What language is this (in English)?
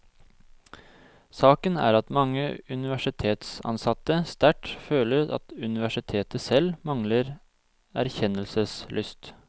Norwegian